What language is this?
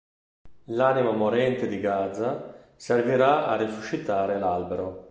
Italian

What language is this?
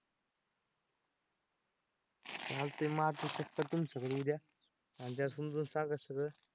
Marathi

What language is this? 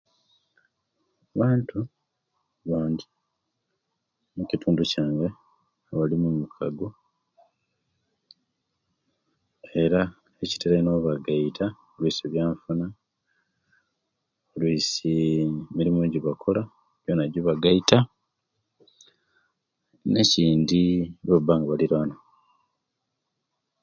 Kenyi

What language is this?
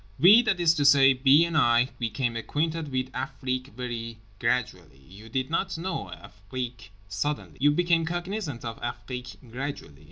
English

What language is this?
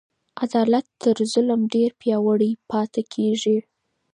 Pashto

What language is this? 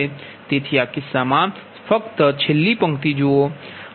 Gujarati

